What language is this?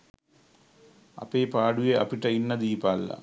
Sinhala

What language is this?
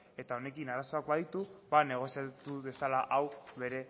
Basque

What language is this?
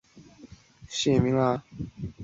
Chinese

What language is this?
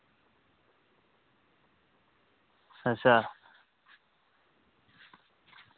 Dogri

